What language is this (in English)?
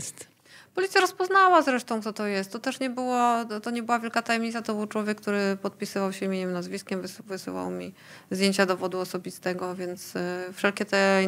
Polish